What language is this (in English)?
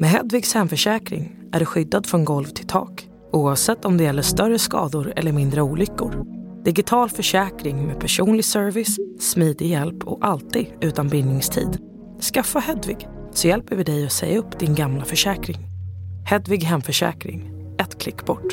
Swedish